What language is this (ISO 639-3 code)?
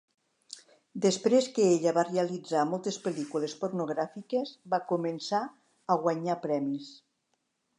cat